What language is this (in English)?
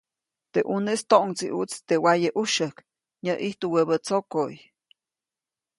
Copainalá Zoque